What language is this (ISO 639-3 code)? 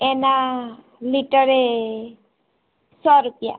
guj